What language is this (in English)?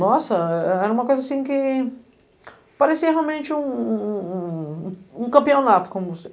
Portuguese